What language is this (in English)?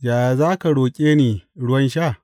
Hausa